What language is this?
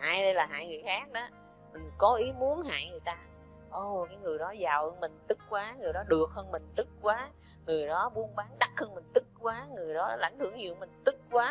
Vietnamese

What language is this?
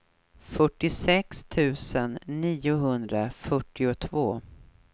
Swedish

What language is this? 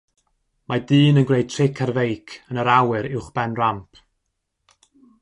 Welsh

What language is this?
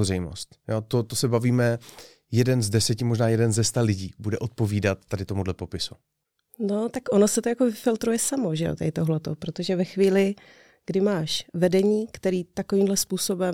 Czech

